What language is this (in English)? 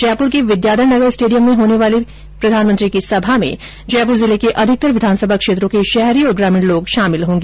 Hindi